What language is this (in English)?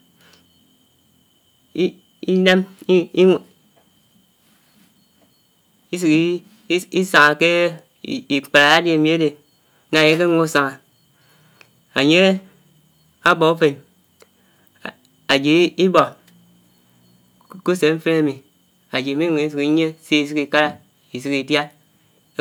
Anaang